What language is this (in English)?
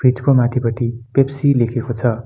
Nepali